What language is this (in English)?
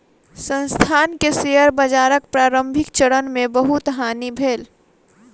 Maithili